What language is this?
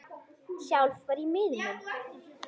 Icelandic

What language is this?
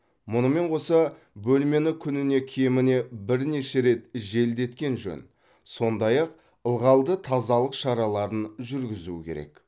Kazakh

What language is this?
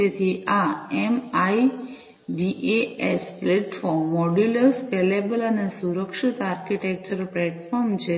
Gujarati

